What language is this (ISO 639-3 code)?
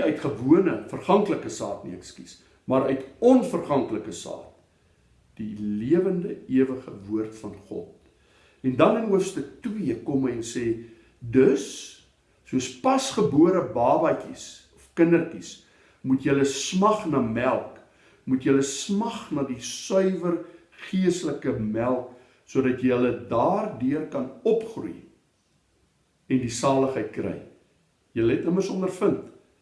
nld